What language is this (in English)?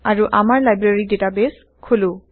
Assamese